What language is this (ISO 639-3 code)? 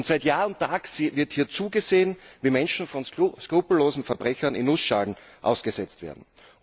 deu